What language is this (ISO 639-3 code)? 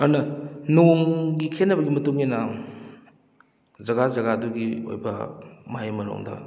mni